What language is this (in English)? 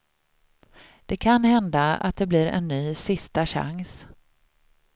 Swedish